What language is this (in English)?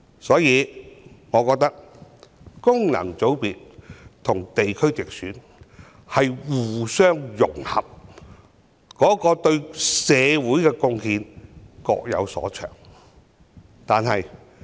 Cantonese